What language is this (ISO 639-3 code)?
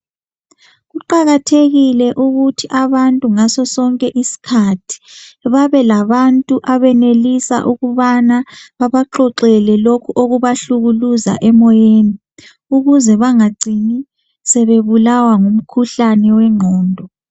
nde